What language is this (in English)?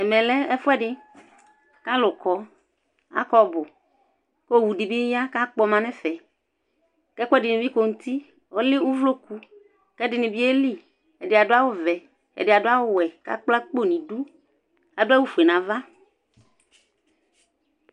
Ikposo